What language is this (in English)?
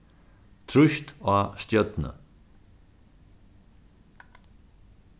Faroese